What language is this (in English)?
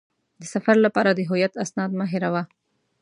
Pashto